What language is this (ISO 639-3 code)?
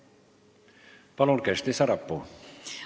est